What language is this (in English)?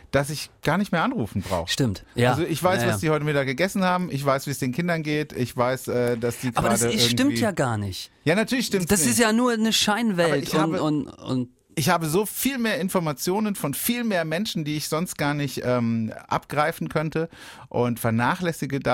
German